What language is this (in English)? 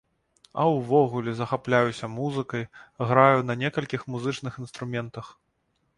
Belarusian